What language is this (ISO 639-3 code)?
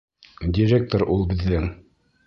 bak